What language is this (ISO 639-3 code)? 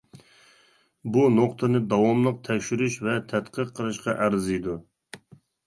uig